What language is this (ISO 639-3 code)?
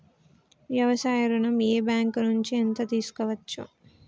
tel